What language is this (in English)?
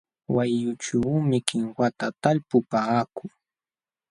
Jauja Wanca Quechua